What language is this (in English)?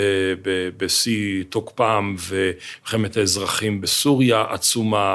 Hebrew